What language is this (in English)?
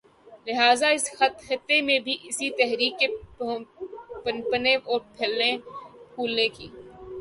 Urdu